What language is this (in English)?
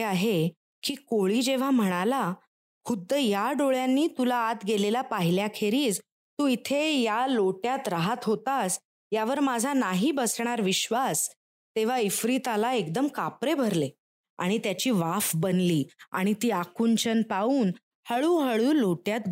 Marathi